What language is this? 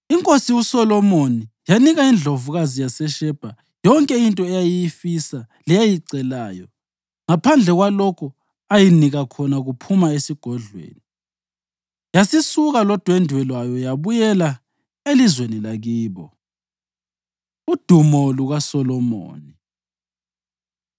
North Ndebele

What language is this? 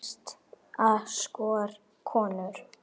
Icelandic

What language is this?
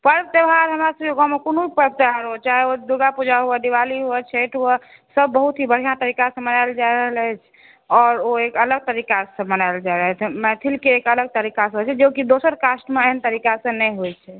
Maithili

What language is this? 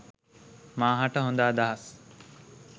Sinhala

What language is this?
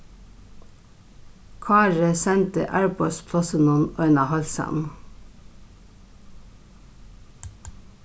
Faroese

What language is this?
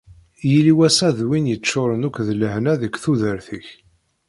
Kabyle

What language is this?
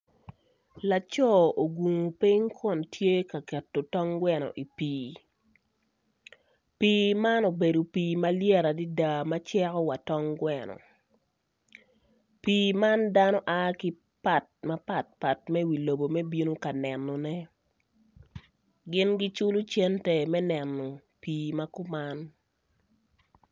Acoli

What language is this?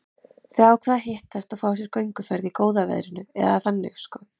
Icelandic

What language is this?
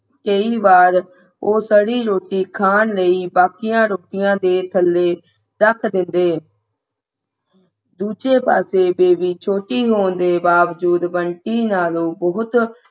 Punjabi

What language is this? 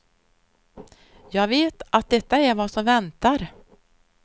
Swedish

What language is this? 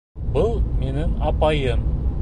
Bashkir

